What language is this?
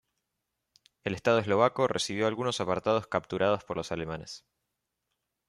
Spanish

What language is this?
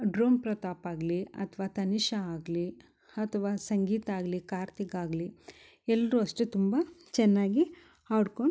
Kannada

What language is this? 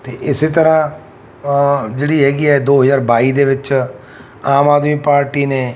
Punjabi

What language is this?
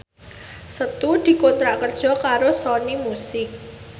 Javanese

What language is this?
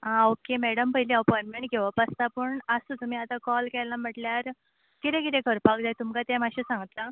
Konkani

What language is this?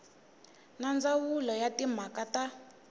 Tsonga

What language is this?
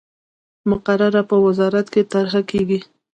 Pashto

